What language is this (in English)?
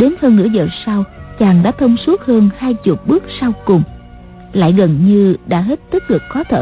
Vietnamese